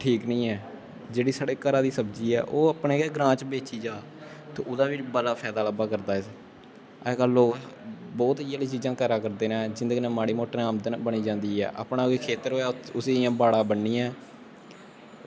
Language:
Dogri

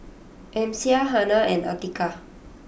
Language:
English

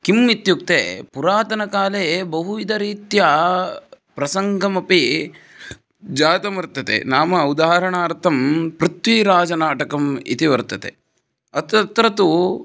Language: Sanskrit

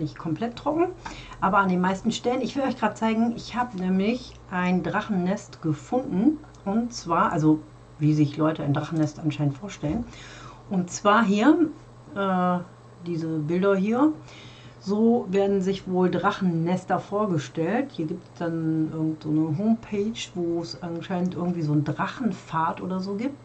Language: German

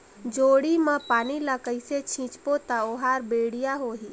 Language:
Chhattisgarhi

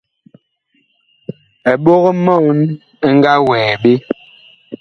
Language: Bakoko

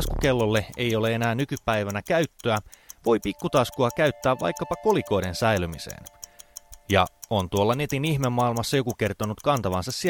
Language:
Finnish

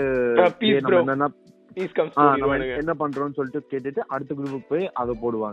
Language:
Tamil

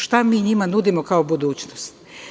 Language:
Serbian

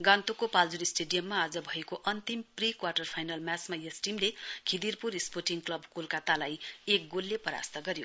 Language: Nepali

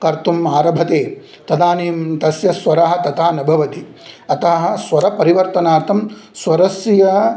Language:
Sanskrit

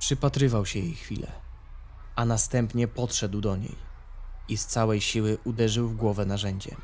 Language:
Polish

